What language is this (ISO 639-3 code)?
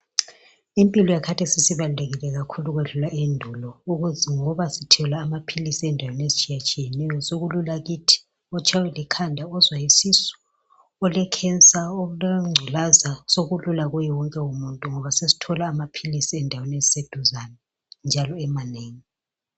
nde